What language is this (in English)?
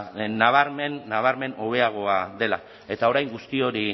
Basque